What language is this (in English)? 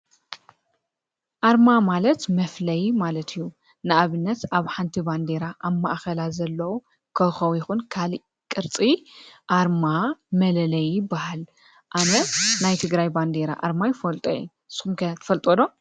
Tigrinya